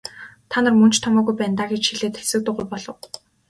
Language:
Mongolian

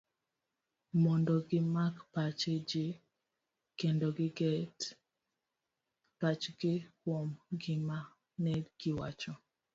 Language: Luo (Kenya and Tanzania)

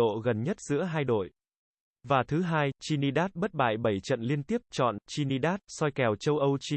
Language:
Vietnamese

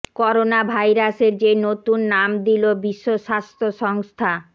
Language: Bangla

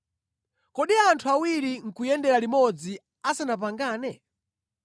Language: Nyanja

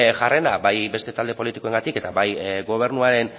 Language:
Basque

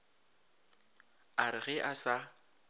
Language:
Northern Sotho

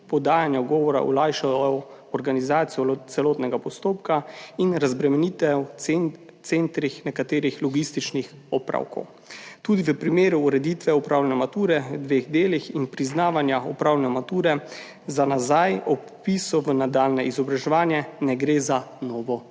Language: Slovenian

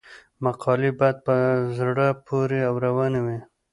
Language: Pashto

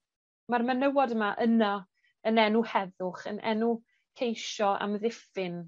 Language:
Welsh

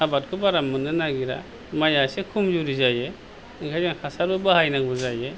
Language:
Bodo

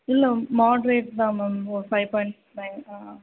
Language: Tamil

